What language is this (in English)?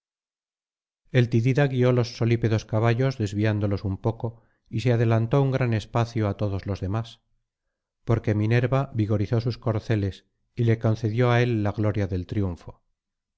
Spanish